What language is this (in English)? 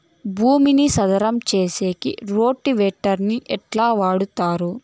Telugu